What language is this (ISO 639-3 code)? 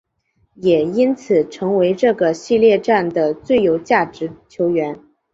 zho